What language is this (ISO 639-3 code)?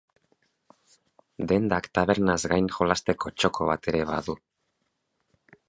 eus